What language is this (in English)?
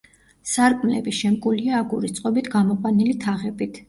Georgian